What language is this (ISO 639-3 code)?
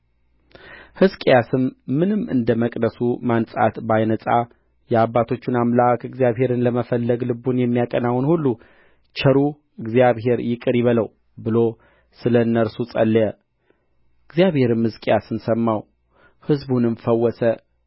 amh